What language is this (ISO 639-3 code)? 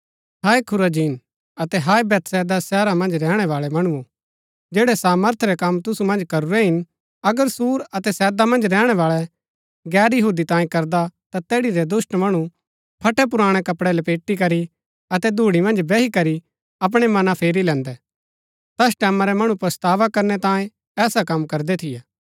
gbk